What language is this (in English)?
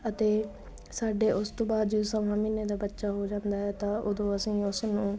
Punjabi